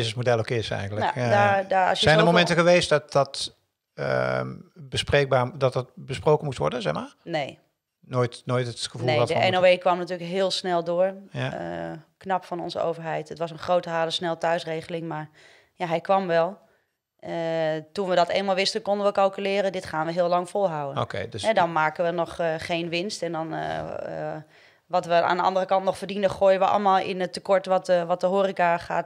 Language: Dutch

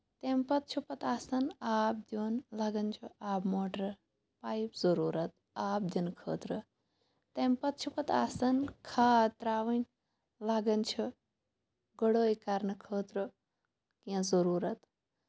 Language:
Kashmiri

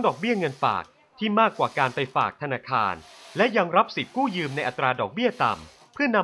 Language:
Thai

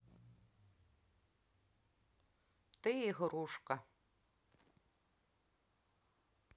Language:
Russian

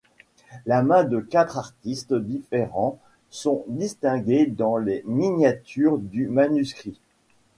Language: French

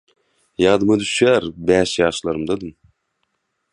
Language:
Turkmen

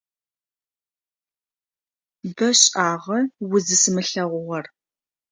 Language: Adyghe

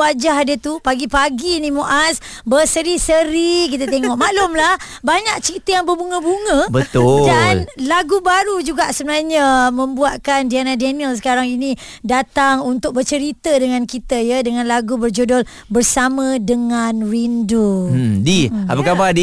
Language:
Malay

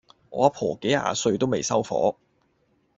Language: Cantonese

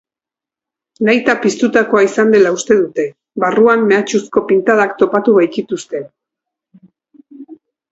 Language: Basque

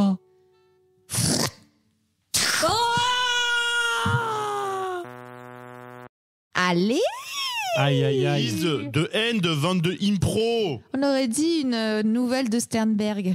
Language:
French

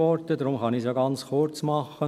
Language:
Swiss German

